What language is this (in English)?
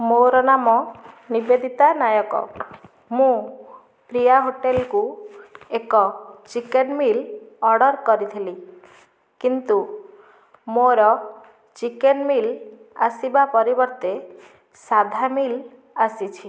Odia